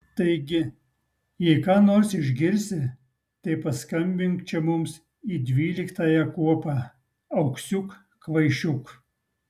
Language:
Lithuanian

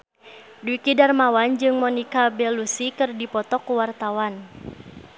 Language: Sundanese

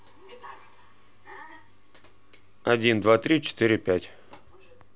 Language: Russian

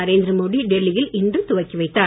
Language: Tamil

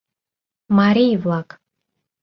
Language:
Mari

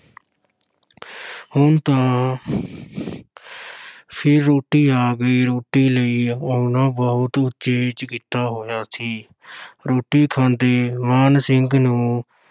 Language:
Punjabi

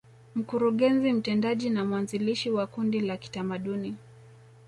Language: Swahili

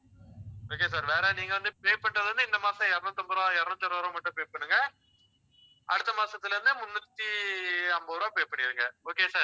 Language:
Tamil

